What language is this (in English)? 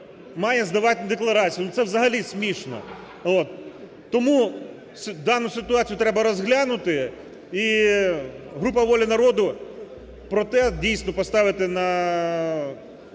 Ukrainian